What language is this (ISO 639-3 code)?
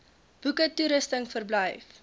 afr